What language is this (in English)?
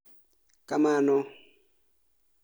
Luo (Kenya and Tanzania)